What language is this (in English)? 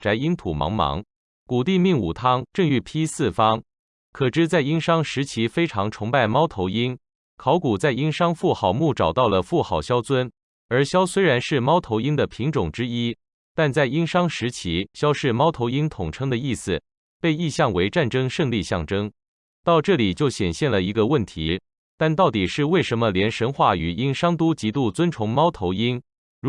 Chinese